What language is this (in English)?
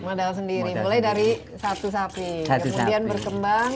Indonesian